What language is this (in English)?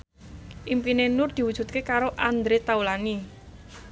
Javanese